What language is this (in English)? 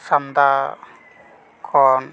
Santali